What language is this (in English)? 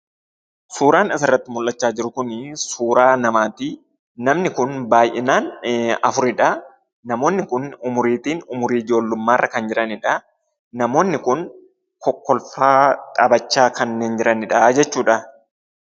Oromo